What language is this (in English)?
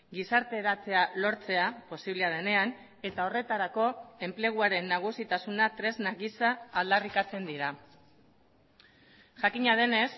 Basque